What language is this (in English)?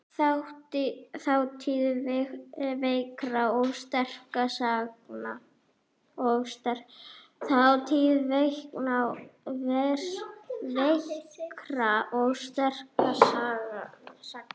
Icelandic